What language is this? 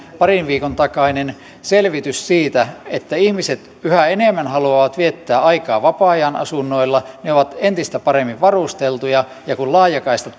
Finnish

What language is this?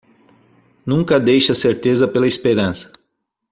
Portuguese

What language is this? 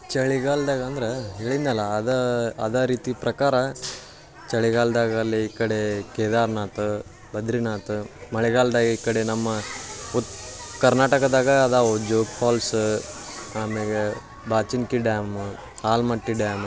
Kannada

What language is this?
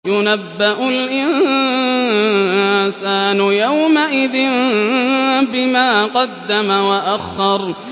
Arabic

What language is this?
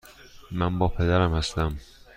Persian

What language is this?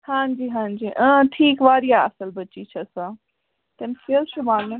Kashmiri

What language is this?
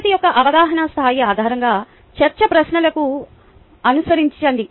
Telugu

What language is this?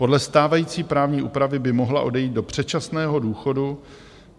Czech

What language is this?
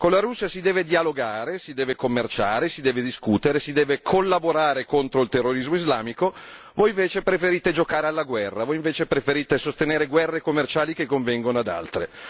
Italian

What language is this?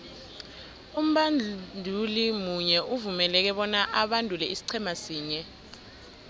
South Ndebele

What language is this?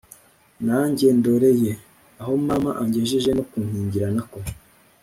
Kinyarwanda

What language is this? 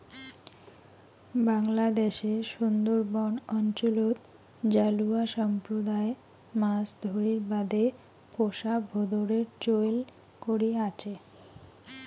Bangla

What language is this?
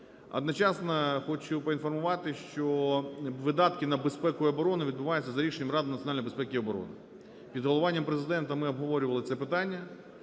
Ukrainian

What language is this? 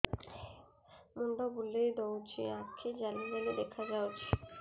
Odia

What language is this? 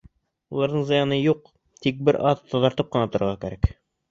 Bashkir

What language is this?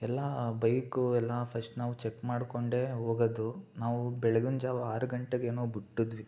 Kannada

